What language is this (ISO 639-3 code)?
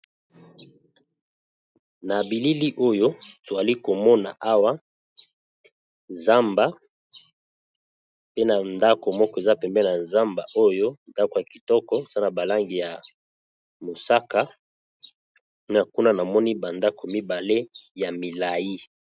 lin